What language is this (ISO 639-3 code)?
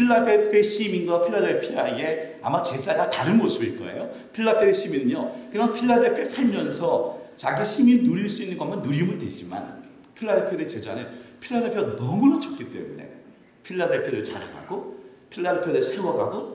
kor